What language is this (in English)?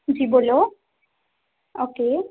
Punjabi